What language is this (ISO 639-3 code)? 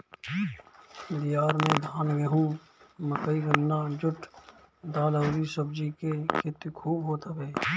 bho